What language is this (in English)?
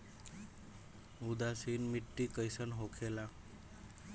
Bhojpuri